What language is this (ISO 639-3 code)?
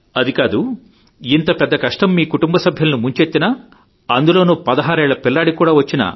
tel